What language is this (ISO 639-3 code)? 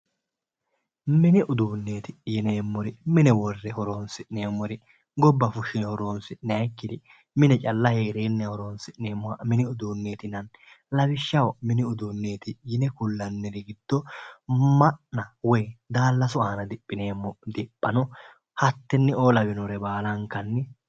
sid